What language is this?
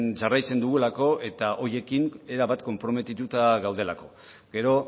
Basque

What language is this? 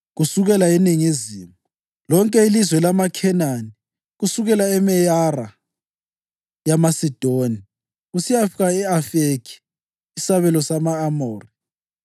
North Ndebele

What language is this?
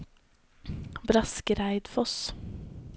Norwegian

